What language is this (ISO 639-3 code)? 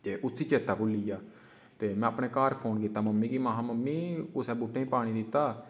doi